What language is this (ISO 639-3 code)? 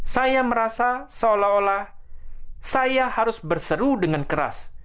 ind